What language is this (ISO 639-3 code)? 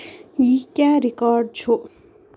kas